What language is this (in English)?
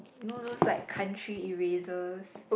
English